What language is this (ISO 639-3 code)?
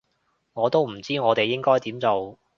yue